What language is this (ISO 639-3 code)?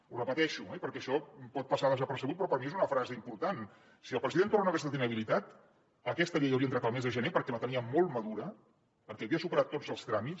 cat